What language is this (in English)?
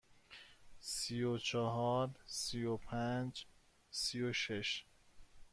Persian